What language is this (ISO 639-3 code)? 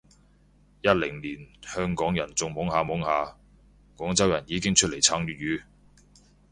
yue